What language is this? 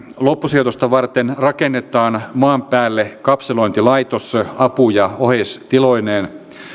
Finnish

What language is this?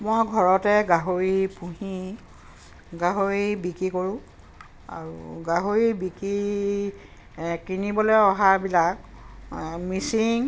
Assamese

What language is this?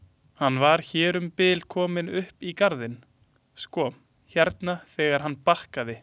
Icelandic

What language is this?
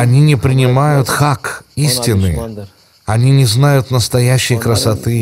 Russian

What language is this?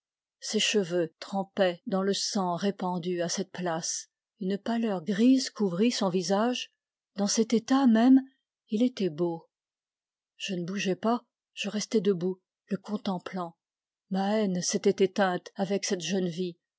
French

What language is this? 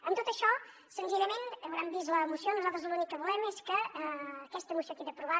Catalan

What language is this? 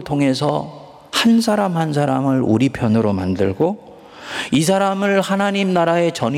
Korean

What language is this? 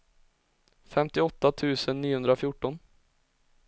Swedish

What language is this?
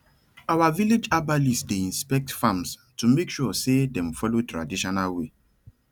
Nigerian Pidgin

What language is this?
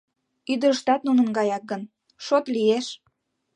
Mari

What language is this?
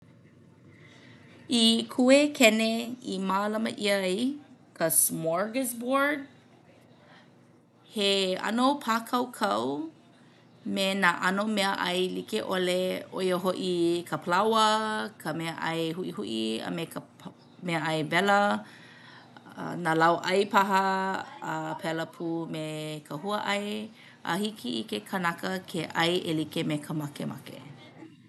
Hawaiian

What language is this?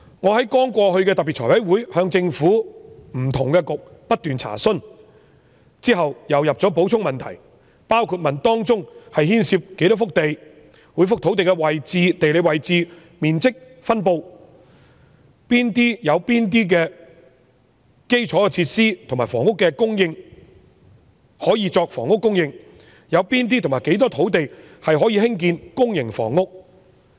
Cantonese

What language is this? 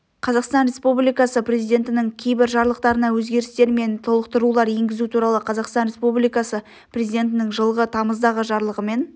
Kazakh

